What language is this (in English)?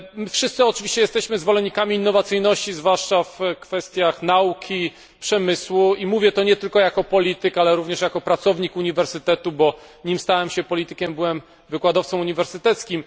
Polish